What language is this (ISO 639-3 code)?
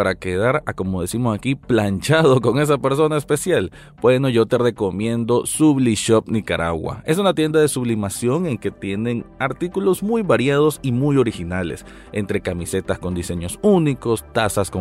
spa